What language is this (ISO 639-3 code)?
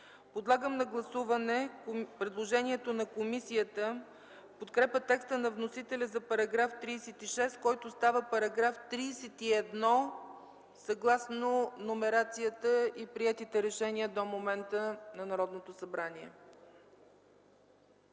bul